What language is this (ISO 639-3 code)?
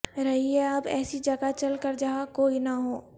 urd